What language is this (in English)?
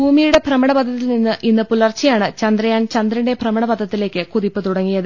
Malayalam